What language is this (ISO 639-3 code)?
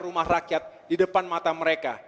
ind